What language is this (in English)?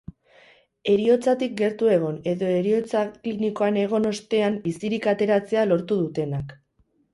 Basque